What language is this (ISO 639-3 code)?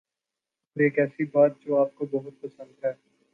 urd